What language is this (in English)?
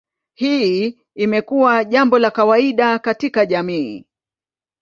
Swahili